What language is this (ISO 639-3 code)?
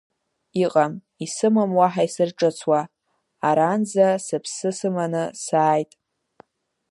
abk